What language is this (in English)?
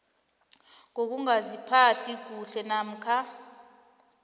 South Ndebele